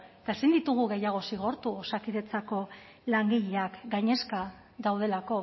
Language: Basque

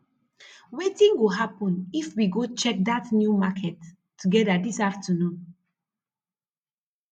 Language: Nigerian Pidgin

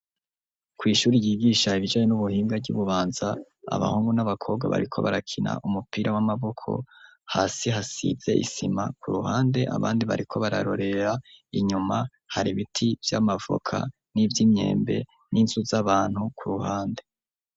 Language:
Rundi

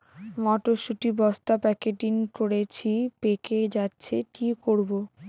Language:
Bangla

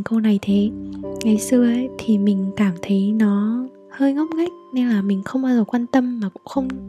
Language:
Vietnamese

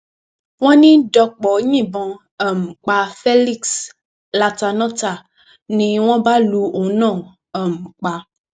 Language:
Yoruba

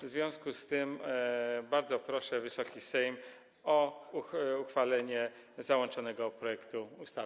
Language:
Polish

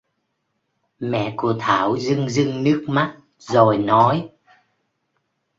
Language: Vietnamese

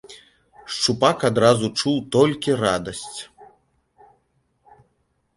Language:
Belarusian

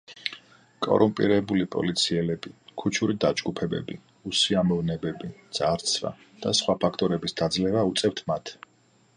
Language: Georgian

